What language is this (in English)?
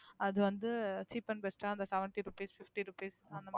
Tamil